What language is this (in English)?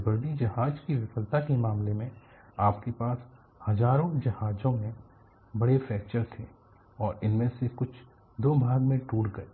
Hindi